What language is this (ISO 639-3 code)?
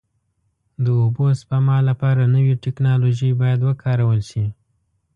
pus